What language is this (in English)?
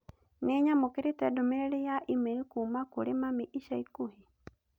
Kikuyu